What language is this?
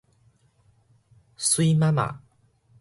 Min Nan Chinese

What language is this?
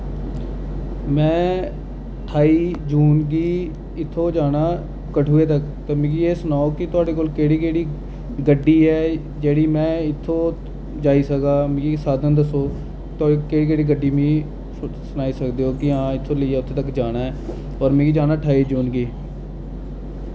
Dogri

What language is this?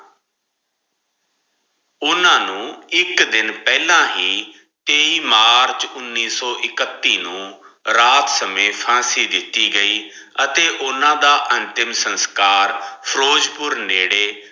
Punjabi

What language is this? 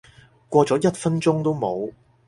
Cantonese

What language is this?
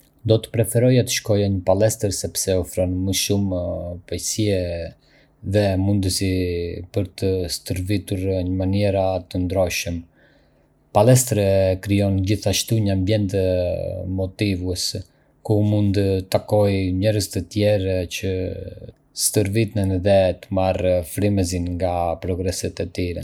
Arbëreshë Albanian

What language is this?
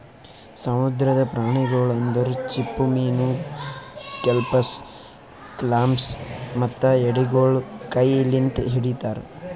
Kannada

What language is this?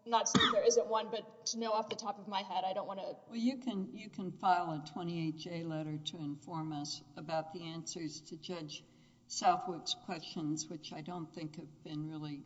English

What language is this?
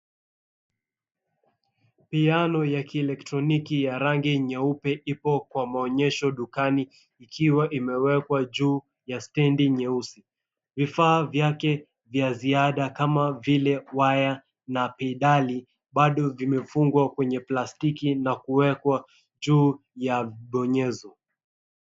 Swahili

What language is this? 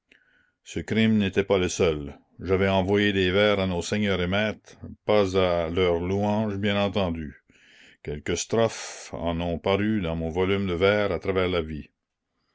French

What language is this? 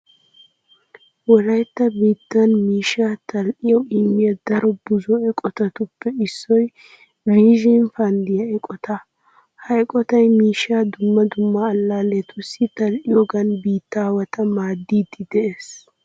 Wolaytta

